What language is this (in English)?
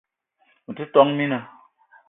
Eton (Cameroon)